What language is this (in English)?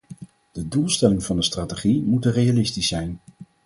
Dutch